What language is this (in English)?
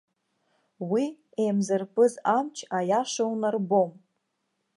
Abkhazian